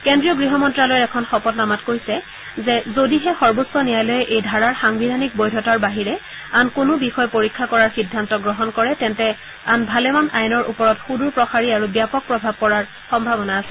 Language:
Assamese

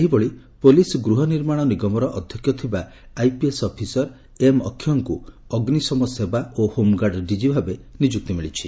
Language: Odia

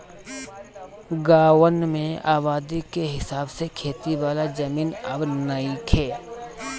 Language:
Bhojpuri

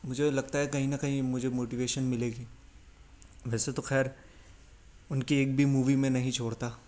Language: Urdu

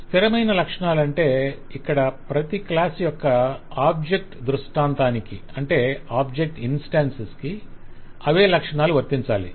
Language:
Telugu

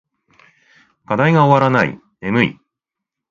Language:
Japanese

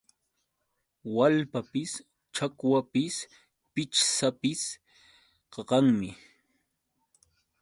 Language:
Yauyos Quechua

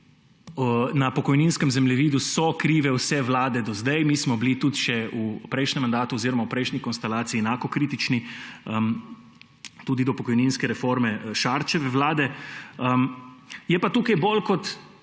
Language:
Slovenian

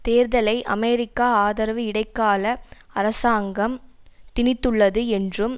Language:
Tamil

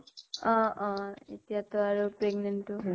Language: Assamese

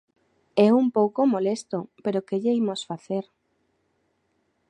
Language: Galician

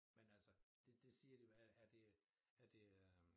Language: Danish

